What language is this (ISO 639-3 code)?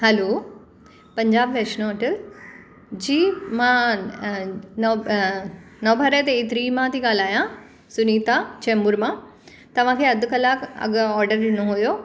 snd